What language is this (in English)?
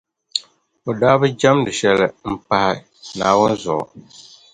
Dagbani